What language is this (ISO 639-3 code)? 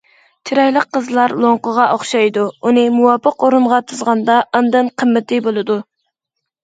uig